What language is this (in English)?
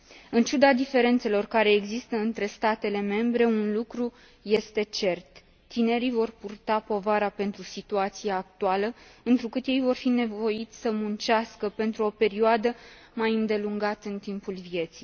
Romanian